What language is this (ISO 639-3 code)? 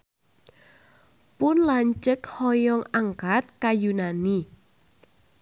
sun